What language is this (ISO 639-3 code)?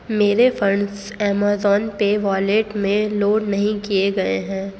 urd